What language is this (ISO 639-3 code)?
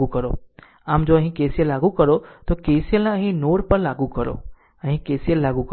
guj